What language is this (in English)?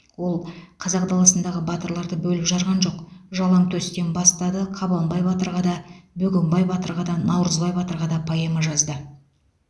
Kazakh